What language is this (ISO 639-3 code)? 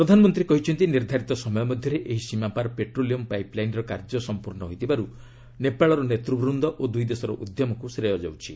ori